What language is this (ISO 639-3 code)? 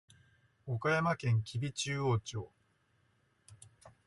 jpn